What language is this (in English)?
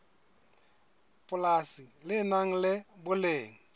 Southern Sotho